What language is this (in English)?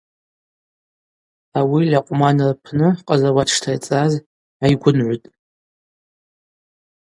Abaza